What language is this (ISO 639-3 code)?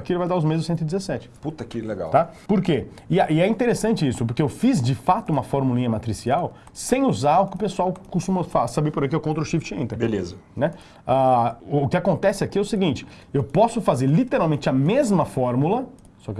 por